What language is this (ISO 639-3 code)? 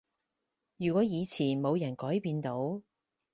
yue